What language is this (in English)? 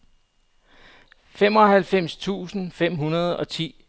Danish